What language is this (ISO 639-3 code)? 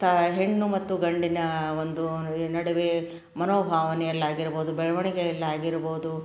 kan